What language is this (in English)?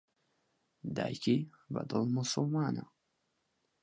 Central Kurdish